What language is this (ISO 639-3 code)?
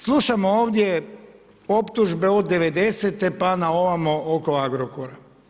hrv